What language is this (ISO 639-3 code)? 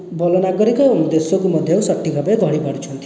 ori